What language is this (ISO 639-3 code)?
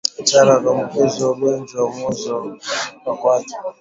swa